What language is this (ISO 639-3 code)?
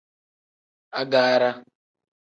kdh